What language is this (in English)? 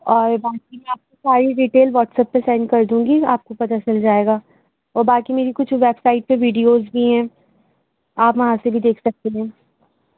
Urdu